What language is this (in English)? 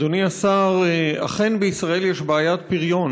Hebrew